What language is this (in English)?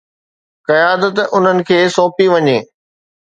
Sindhi